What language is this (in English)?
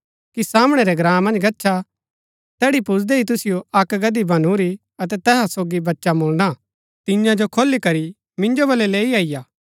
Gaddi